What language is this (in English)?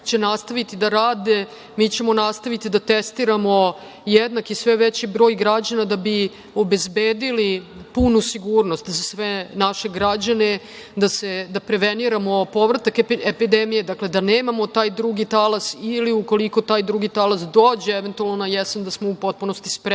Serbian